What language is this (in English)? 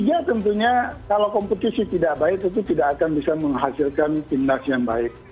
Indonesian